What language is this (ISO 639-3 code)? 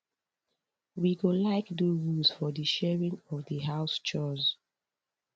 pcm